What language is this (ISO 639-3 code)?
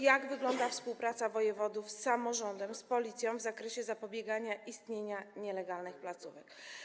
pol